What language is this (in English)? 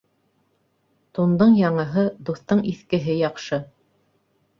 Bashkir